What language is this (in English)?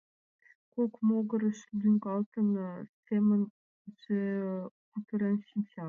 Mari